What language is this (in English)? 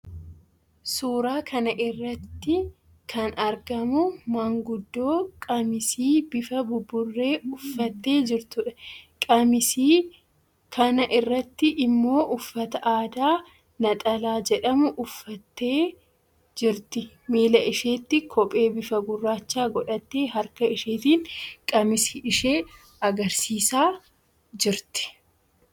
Oromo